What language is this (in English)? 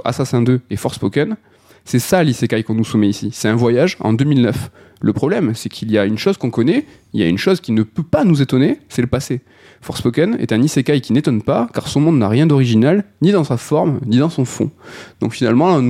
French